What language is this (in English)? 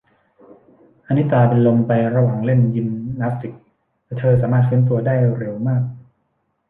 Thai